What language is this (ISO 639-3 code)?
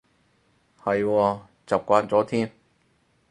yue